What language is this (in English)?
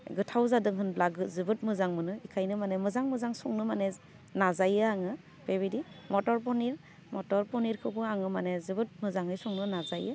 Bodo